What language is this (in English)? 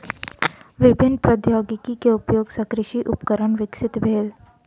Maithili